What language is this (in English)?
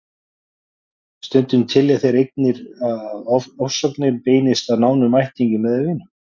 Icelandic